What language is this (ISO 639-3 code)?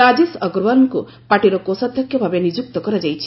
ori